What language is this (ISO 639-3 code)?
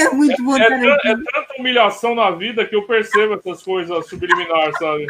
por